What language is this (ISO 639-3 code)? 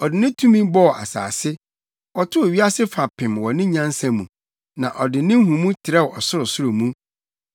aka